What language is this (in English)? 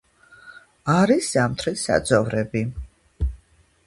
Georgian